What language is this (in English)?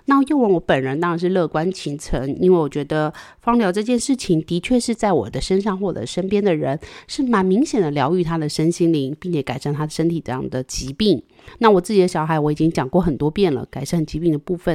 Chinese